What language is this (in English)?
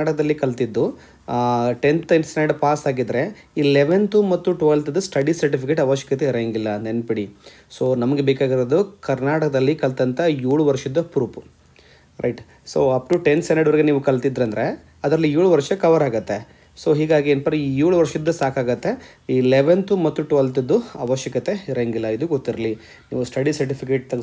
Kannada